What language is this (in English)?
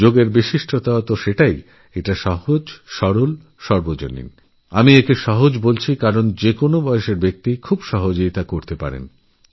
Bangla